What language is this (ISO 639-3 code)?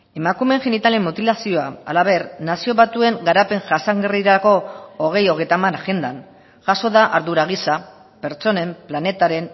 eus